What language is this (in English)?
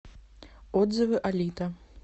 Russian